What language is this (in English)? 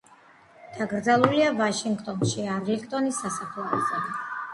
Georgian